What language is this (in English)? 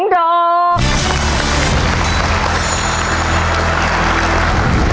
Thai